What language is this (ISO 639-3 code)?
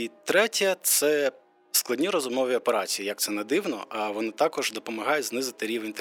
ukr